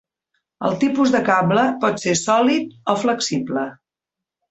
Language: Catalan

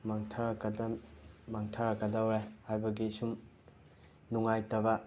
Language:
Manipuri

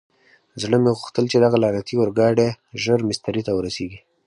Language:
Pashto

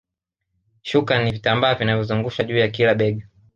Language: Swahili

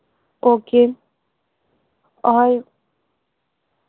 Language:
Urdu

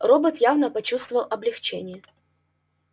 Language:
Russian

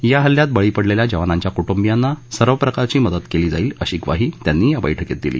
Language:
Marathi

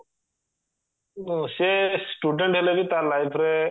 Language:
Odia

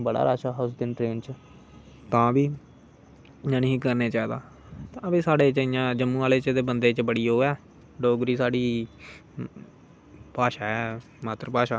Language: Dogri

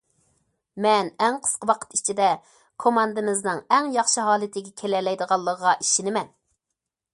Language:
Uyghur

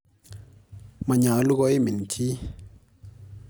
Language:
Kalenjin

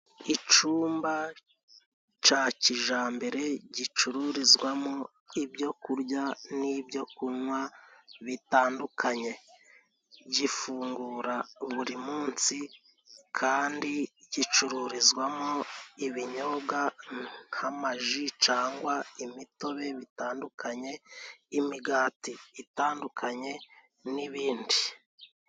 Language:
Kinyarwanda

